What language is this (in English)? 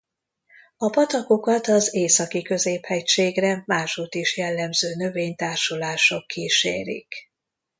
Hungarian